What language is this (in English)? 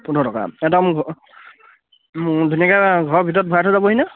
Assamese